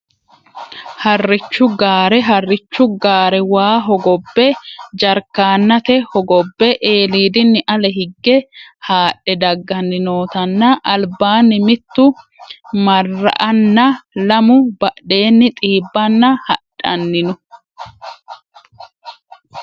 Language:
Sidamo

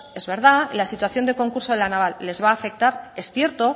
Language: Spanish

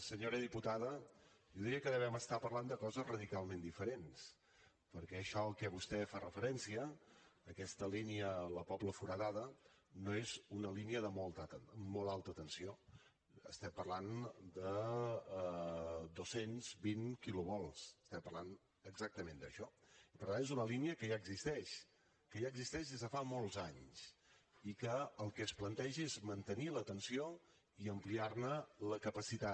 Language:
Catalan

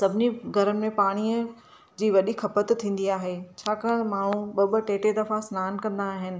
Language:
Sindhi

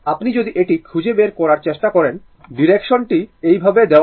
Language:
Bangla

